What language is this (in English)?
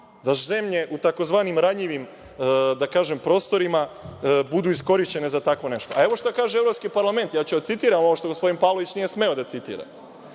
Serbian